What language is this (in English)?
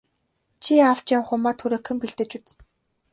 Mongolian